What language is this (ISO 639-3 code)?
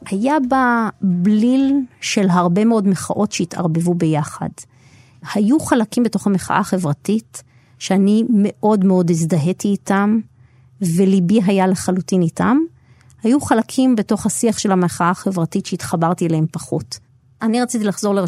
heb